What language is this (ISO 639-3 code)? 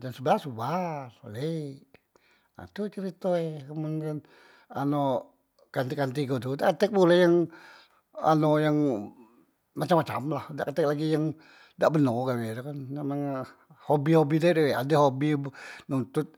mui